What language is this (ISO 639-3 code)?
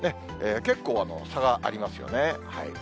jpn